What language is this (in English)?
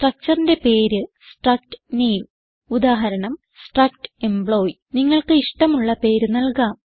Malayalam